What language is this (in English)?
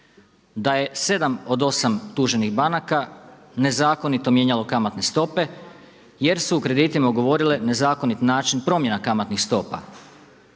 Croatian